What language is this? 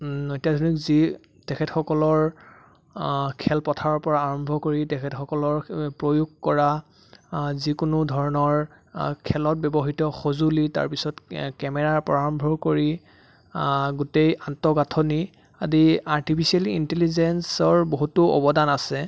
Assamese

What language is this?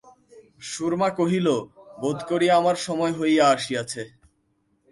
Bangla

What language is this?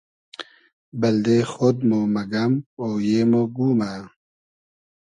Hazaragi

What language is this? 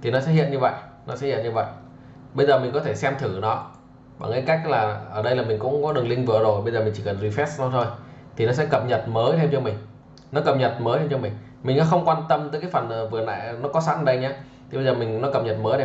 Vietnamese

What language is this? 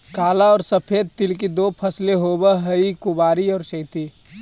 Magahi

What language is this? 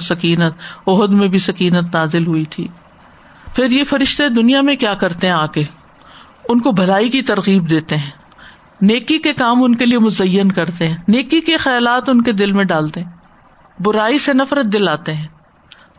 Urdu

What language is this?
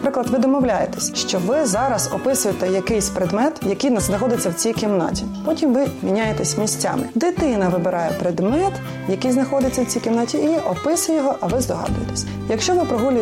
Ukrainian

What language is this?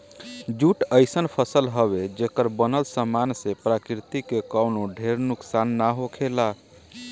Bhojpuri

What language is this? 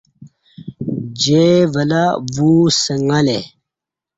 Kati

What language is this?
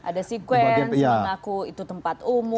Indonesian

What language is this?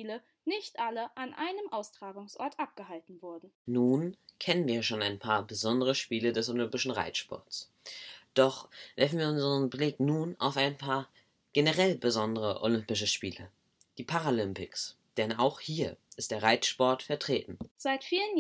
German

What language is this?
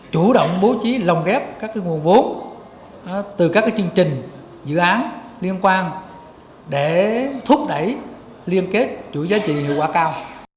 Vietnamese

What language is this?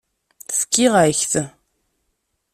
Kabyle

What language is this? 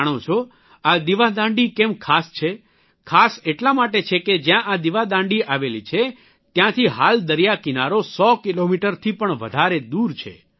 Gujarati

